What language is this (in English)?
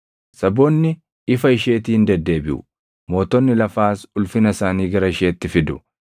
Oromo